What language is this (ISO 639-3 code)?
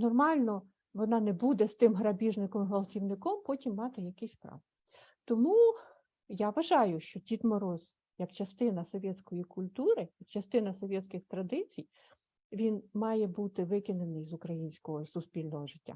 ukr